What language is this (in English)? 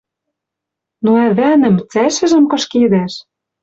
Western Mari